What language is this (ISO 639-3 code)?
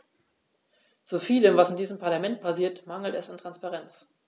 deu